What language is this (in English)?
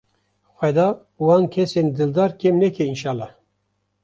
Kurdish